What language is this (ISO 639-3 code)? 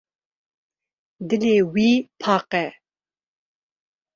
kur